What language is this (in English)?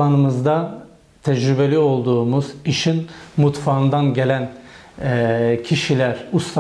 Turkish